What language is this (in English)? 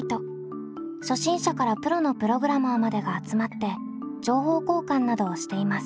Japanese